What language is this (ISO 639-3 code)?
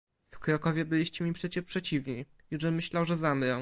pol